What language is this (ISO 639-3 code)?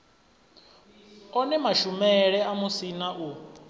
ven